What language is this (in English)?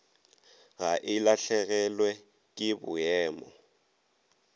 Northern Sotho